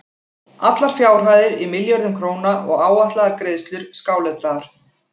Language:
Icelandic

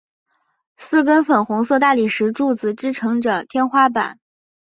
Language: Chinese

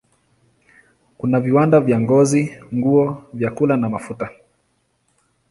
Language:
Swahili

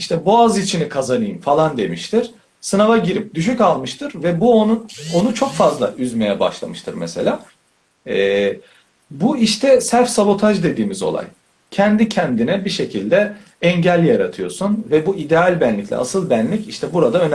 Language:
Turkish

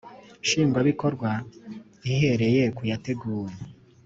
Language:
Kinyarwanda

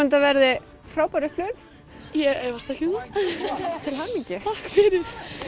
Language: Icelandic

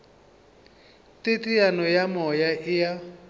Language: Northern Sotho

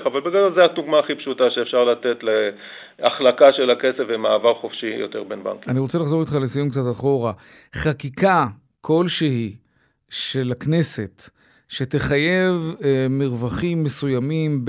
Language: Hebrew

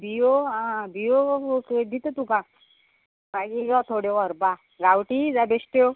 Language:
Konkani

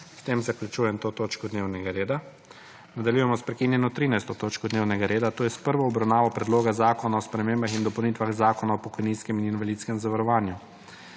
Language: Slovenian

